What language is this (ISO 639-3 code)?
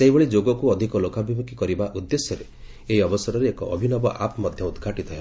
ori